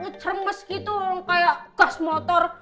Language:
Indonesian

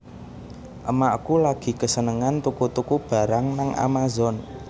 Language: Javanese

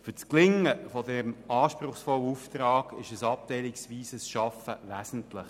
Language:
Swiss German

